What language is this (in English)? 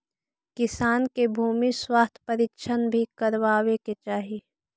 Magahi